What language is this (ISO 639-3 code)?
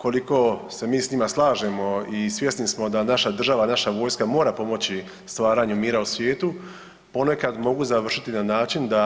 hrv